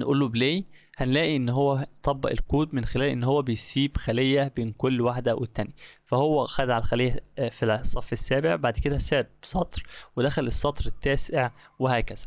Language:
Arabic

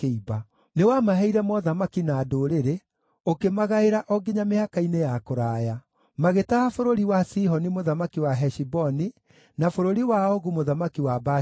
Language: Kikuyu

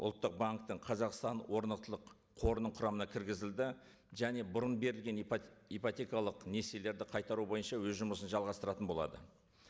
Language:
Kazakh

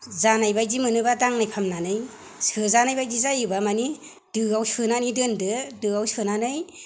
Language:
Bodo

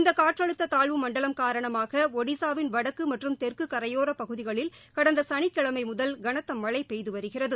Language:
Tamil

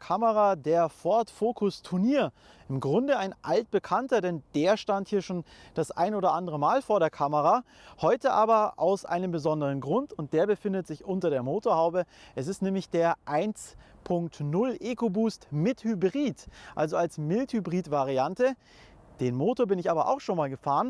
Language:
German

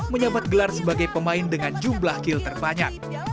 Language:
Indonesian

